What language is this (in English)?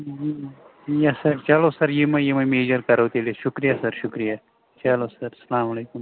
Kashmiri